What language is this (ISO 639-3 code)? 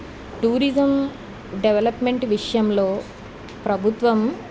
tel